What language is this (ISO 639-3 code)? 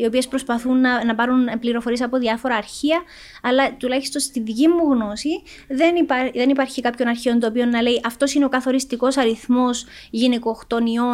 ell